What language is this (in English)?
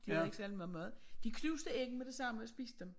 Danish